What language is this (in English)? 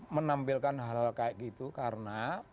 Indonesian